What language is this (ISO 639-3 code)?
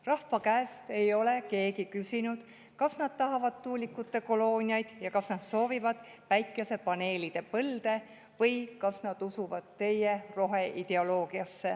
est